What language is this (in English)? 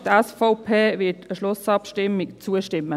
Swiss German